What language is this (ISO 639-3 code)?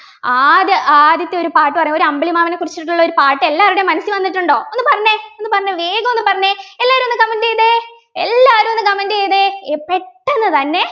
mal